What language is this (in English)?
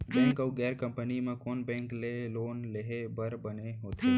Chhattisgarhi